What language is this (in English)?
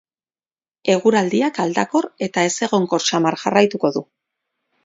Basque